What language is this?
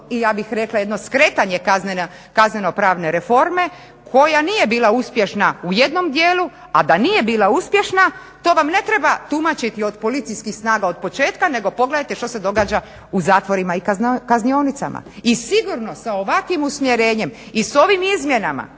Croatian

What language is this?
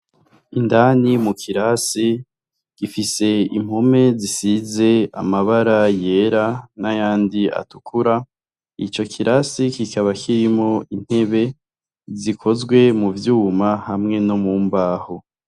Rundi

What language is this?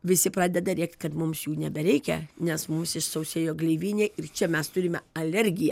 Lithuanian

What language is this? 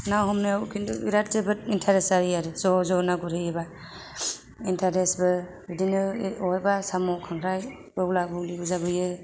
Bodo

